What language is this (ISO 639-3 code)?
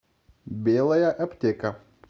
rus